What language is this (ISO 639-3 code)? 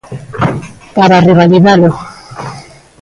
glg